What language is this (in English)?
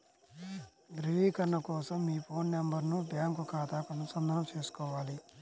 Telugu